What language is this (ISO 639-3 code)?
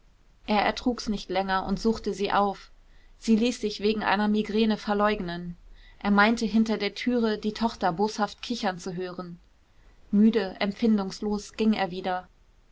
deu